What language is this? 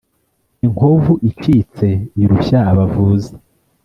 Kinyarwanda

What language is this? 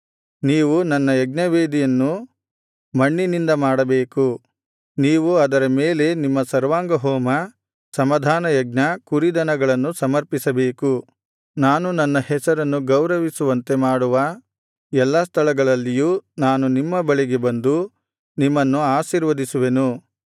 Kannada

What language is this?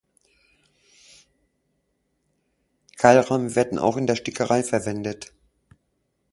German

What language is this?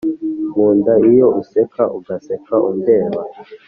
Kinyarwanda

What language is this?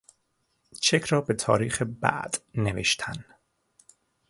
Persian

